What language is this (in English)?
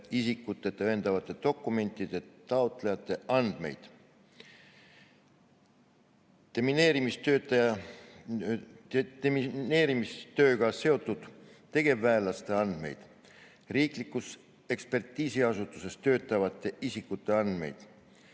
Estonian